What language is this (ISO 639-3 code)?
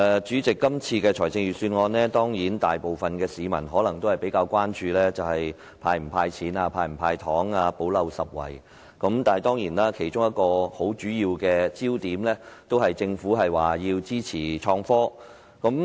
yue